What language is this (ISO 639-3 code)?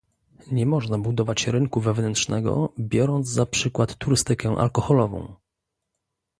pol